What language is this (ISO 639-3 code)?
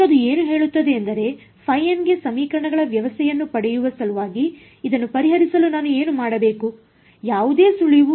kan